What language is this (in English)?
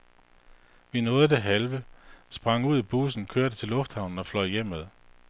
Danish